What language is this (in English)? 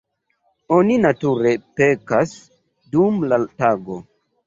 Esperanto